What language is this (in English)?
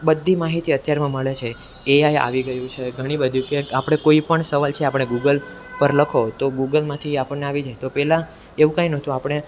Gujarati